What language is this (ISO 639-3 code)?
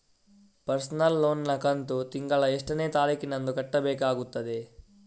kan